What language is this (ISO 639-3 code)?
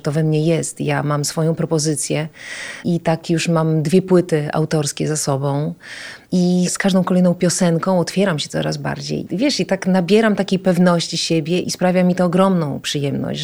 pol